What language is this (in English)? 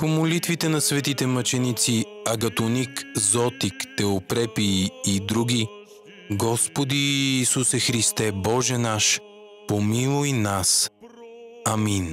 Bulgarian